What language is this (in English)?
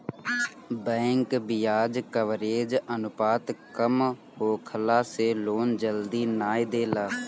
Bhojpuri